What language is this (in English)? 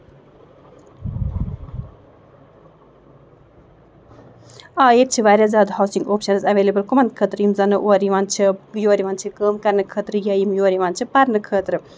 Kashmiri